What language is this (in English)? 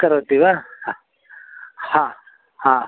Sanskrit